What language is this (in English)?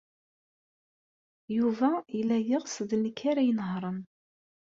Kabyle